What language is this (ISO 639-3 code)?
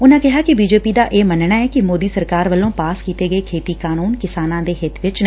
pan